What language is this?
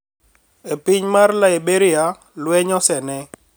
Luo (Kenya and Tanzania)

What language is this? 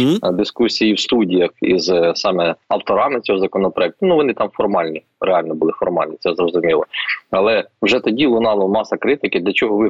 Ukrainian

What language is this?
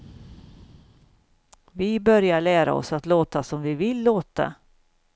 Swedish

